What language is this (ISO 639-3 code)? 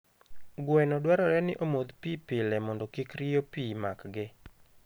luo